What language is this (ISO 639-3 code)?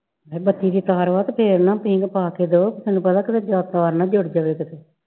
pan